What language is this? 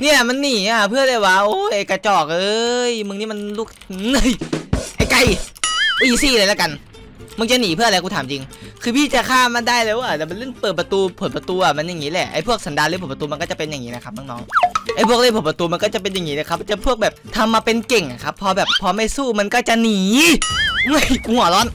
Thai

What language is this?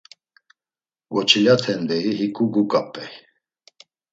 Laz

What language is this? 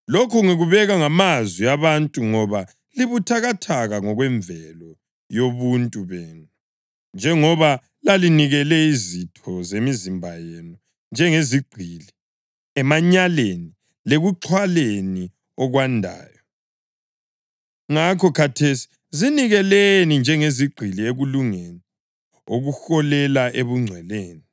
North Ndebele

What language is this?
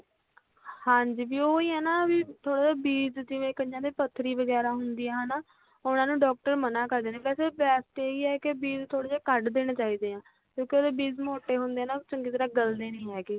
Punjabi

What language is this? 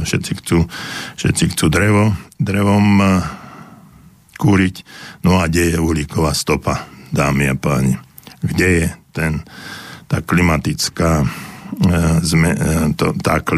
Slovak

